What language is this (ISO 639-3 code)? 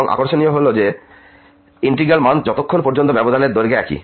ben